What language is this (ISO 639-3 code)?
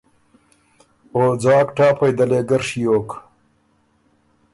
oru